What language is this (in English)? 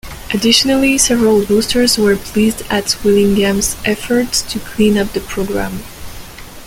English